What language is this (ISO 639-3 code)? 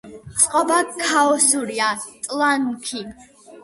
kat